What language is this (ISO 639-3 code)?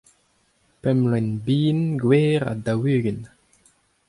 bre